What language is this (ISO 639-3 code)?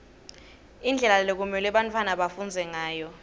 ssw